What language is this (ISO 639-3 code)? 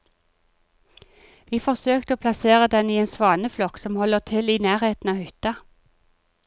nor